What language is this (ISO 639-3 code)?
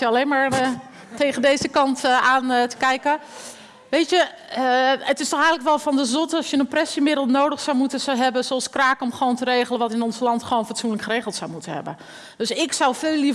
nld